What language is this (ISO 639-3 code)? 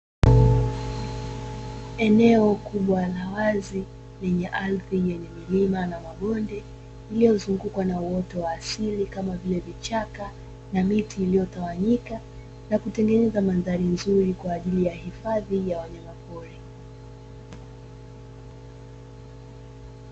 swa